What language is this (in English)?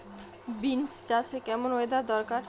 Bangla